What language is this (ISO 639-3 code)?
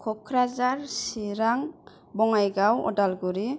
brx